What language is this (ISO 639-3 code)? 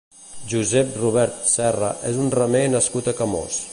cat